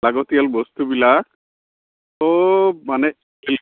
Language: Assamese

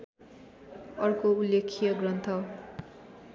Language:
Nepali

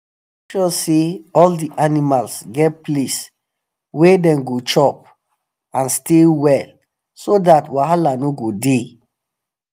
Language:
Nigerian Pidgin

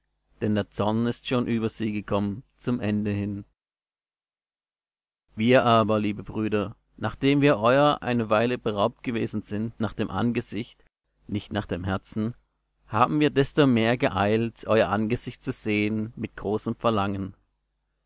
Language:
German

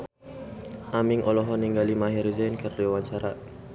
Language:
Sundanese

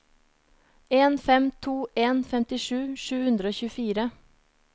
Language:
Norwegian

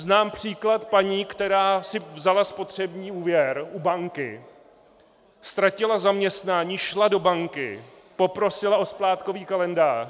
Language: Czech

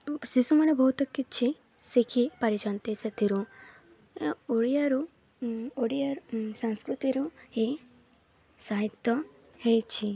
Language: Odia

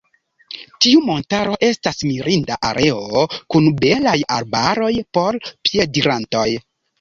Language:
Esperanto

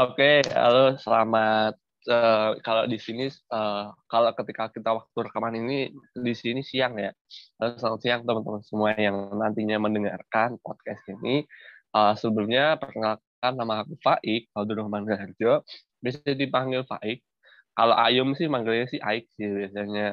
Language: Indonesian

